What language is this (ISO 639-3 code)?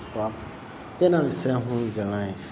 guj